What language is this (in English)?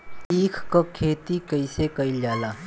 Bhojpuri